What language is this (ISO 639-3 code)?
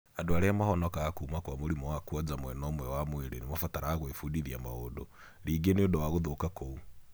kik